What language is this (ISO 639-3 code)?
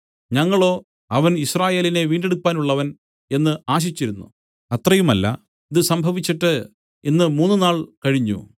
mal